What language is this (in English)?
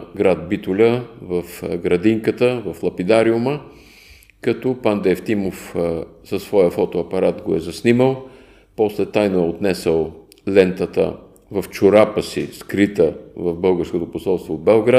Bulgarian